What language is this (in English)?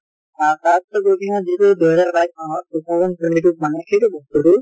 Assamese